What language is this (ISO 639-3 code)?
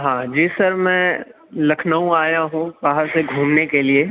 urd